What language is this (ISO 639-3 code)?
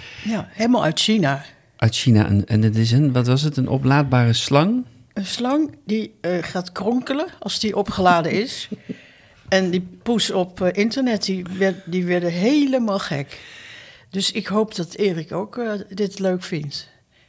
nld